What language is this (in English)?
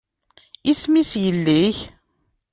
Kabyle